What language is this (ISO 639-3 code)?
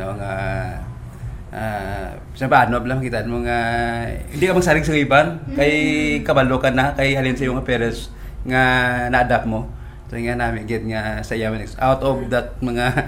fil